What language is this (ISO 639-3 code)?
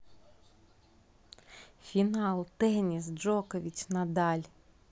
rus